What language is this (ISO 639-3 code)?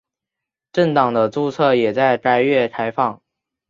zho